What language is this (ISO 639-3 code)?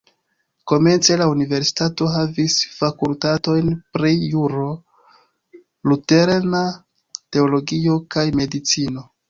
epo